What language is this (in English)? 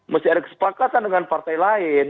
Indonesian